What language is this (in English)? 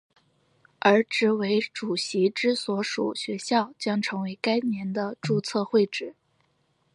Chinese